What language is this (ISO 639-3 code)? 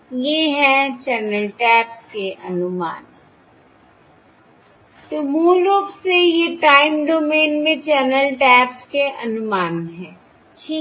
hin